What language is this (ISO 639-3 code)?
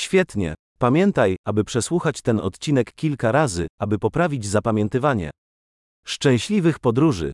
pol